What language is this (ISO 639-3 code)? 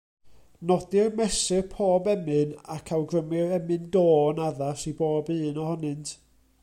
cym